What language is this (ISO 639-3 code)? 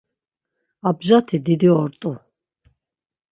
lzz